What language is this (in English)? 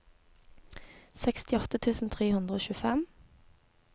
Norwegian